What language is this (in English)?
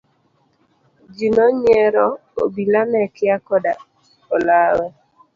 Luo (Kenya and Tanzania)